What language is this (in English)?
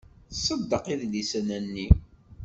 Kabyle